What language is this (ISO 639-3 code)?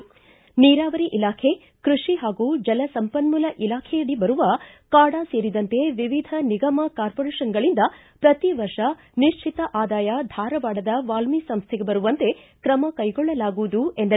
kan